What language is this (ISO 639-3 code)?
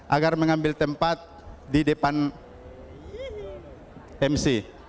ind